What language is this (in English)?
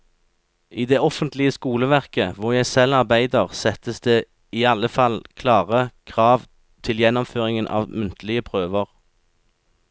Norwegian